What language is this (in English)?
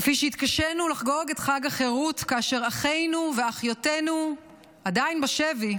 Hebrew